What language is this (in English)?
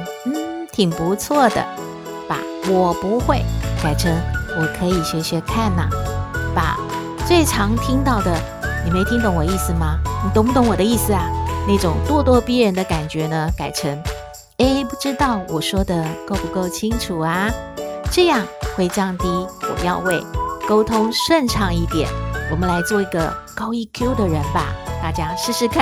Chinese